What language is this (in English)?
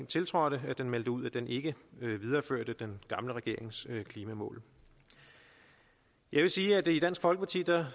Danish